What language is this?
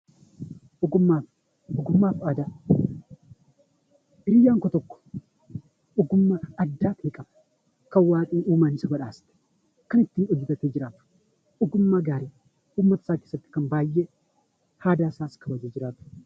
Oromo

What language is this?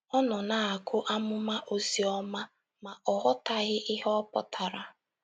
Igbo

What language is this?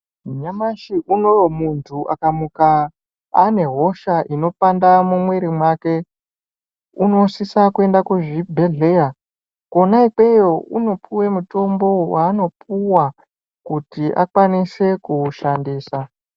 Ndau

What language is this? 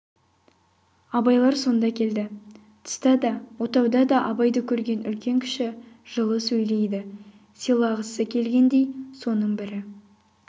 Kazakh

